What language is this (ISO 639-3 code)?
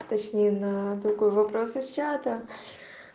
rus